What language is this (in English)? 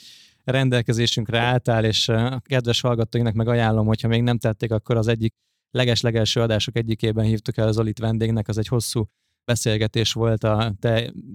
Hungarian